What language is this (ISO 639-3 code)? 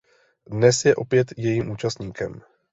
ces